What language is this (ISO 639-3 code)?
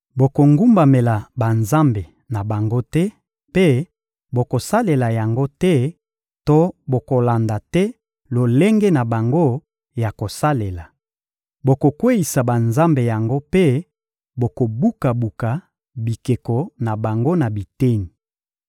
lin